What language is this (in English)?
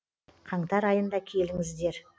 Kazakh